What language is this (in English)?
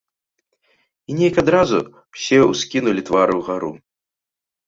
Belarusian